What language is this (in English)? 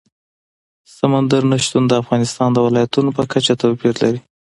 Pashto